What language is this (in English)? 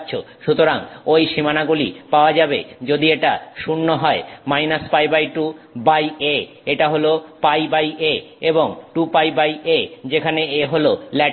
Bangla